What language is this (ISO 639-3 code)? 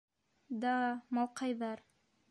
bak